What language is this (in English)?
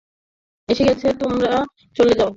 Bangla